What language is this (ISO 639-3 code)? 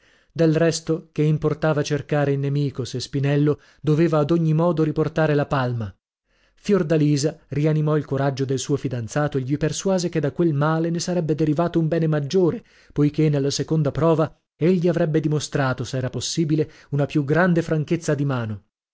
ita